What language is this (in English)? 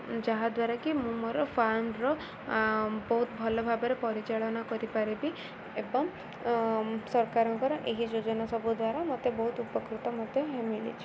Odia